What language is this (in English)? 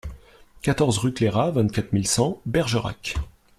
French